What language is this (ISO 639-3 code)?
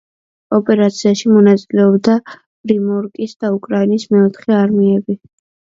kat